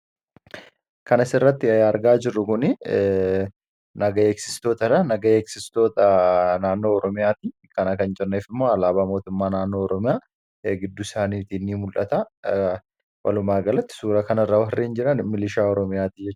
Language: Oromo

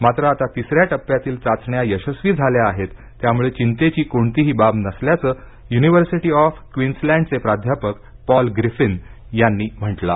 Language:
Marathi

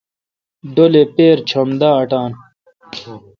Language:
Kalkoti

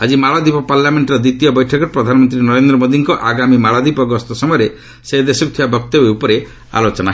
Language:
Odia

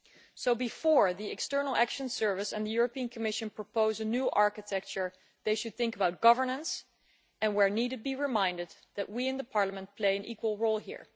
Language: English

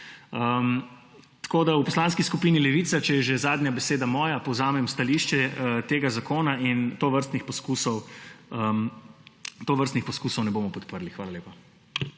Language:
Slovenian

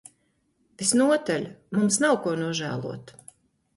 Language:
Latvian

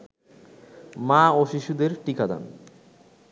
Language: Bangla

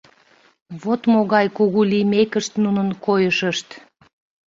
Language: Mari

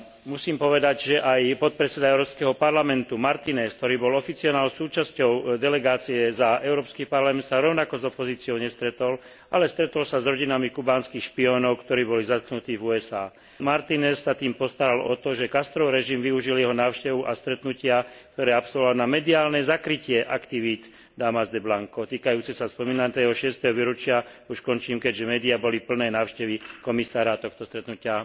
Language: Slovak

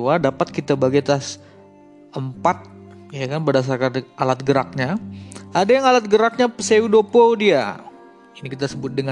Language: Indonesian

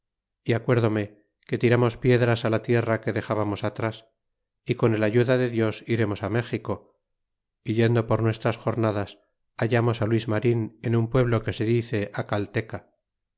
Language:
Spanish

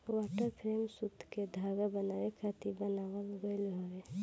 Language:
Bhojpuri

